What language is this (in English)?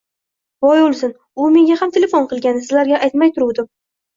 Uzbek